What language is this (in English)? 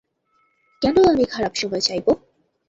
Bangla